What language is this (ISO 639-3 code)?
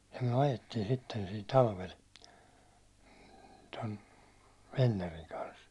fin